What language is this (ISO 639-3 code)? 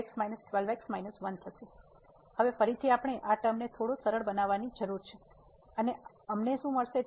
guj